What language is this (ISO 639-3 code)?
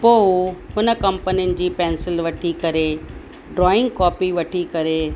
snd